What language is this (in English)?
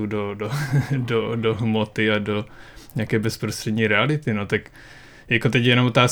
Czech